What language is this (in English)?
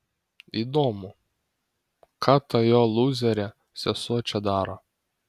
Lithuanian